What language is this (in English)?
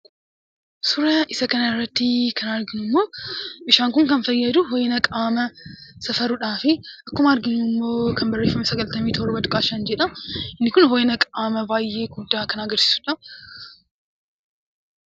Oromo